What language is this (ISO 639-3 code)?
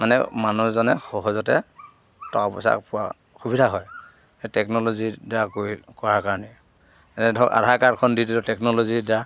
asm